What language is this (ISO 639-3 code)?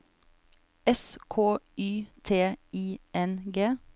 nor